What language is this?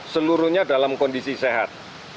Indonesian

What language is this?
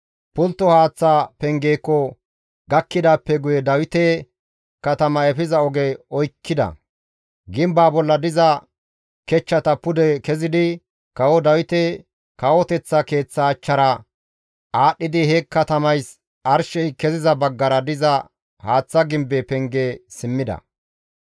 Gamo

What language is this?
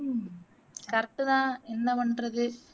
Tamil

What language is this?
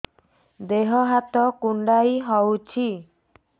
Odia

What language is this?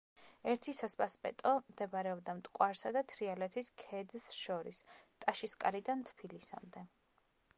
Georgian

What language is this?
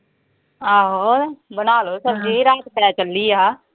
Punjabi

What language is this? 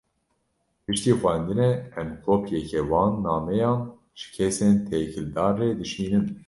Kurdish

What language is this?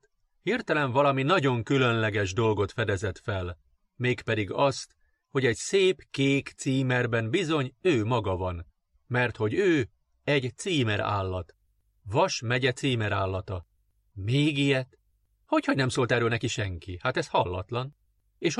Hungarian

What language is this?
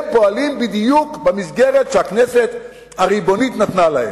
Hebrew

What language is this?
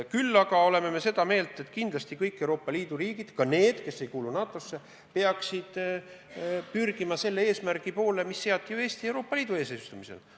Estonian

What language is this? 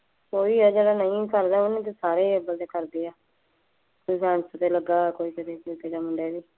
Punjabi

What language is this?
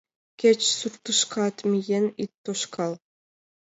Mari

